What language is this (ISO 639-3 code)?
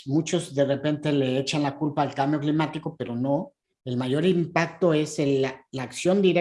spa